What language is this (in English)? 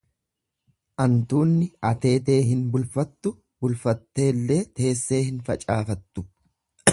Oromo